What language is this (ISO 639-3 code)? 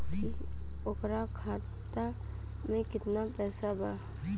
bho